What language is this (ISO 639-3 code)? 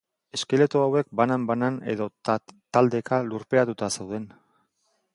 eus